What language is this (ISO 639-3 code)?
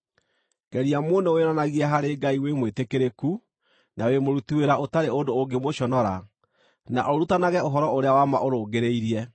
kik